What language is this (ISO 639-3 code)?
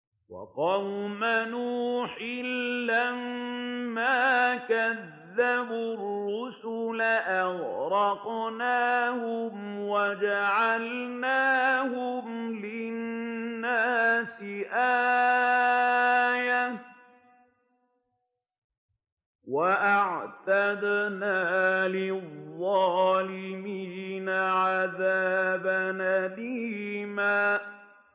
ara